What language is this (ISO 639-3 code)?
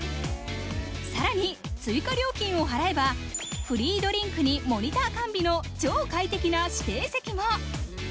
jpn